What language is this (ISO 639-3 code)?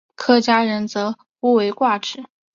zho